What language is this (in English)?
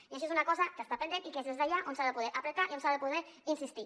Catalan